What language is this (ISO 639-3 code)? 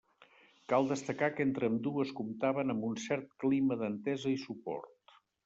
cat